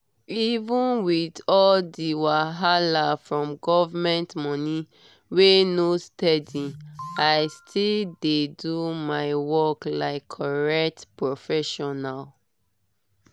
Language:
Nigerian Pidgin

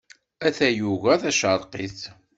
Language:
Kabyle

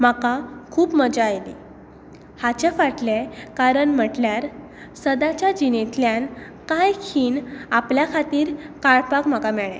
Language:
Konkani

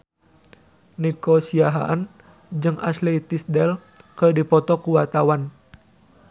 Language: Sundanese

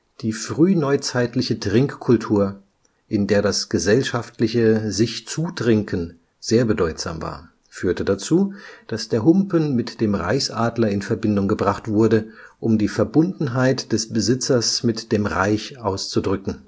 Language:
German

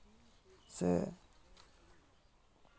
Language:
Santali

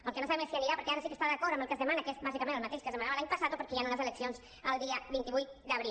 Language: Catalan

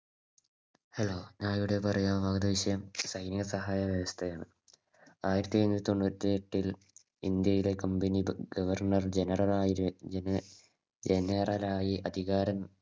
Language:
Malayalam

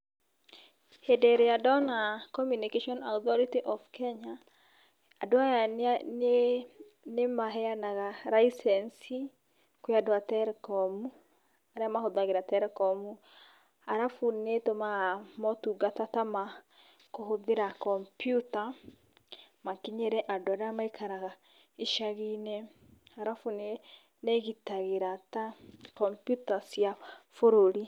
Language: Kikuyu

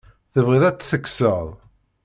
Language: Kabyle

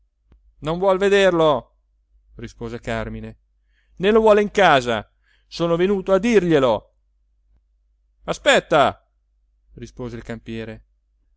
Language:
Italian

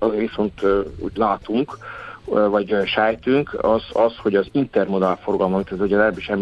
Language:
Hungarian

